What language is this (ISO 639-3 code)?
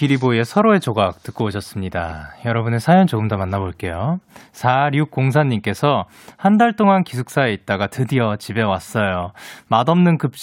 kor